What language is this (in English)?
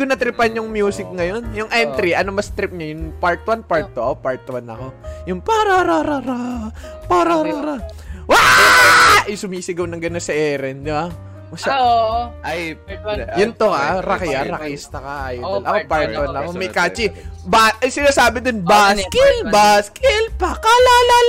Filipino